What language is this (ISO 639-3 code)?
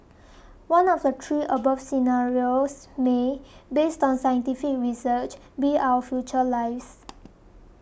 eng